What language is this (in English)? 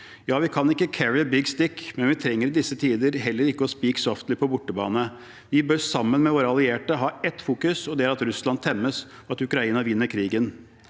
Norwegian